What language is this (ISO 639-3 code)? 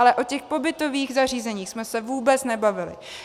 ces